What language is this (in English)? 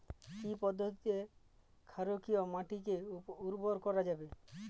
Bangla